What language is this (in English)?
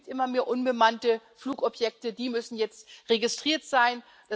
German